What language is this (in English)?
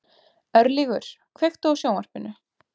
Icelandic